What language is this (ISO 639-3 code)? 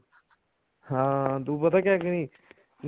pan